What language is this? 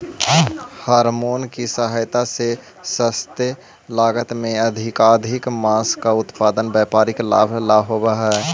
Magahi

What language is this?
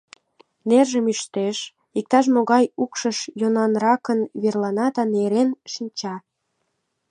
Mari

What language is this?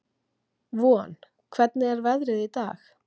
Icelandic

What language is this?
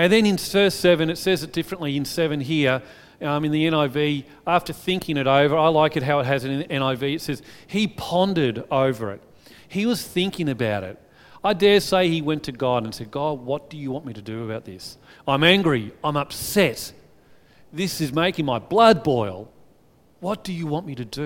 English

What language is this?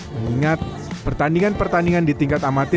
Indonesian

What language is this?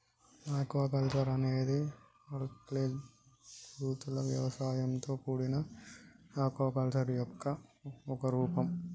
Telugu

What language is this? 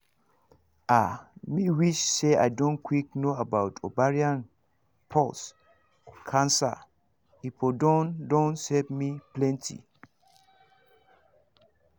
Nigerian Pidgin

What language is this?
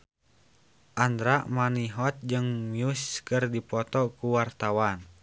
Sundanese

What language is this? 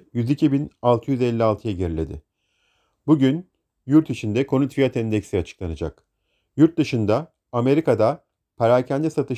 Turkish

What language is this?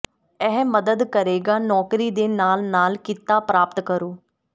Punjabi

